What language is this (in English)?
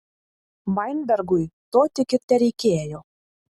Lithuanian